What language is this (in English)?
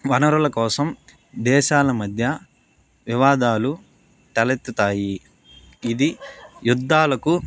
Telugu